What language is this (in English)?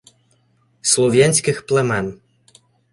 Ukrainian